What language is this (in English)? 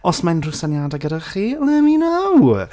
Welsh